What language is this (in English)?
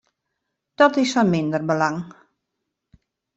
Western Frisian